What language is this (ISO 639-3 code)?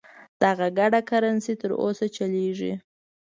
pus